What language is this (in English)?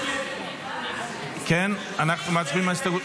Hebrew